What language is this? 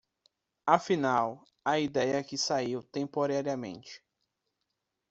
Portuguese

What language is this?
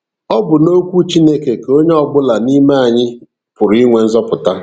Igbo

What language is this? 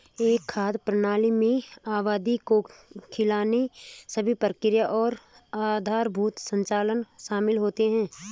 Hindi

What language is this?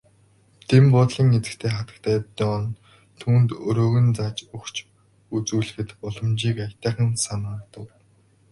Mongolian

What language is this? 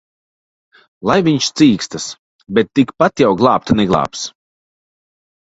Latvian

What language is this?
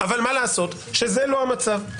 Hebrew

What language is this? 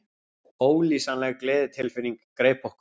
Icelandic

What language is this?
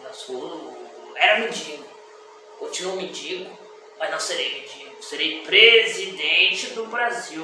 Portuguese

